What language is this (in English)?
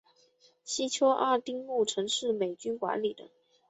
Chinese